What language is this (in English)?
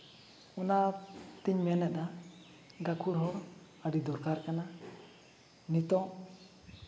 Santali